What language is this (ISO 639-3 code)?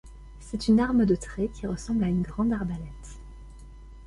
fra